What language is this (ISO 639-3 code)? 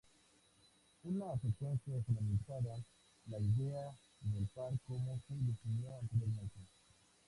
spa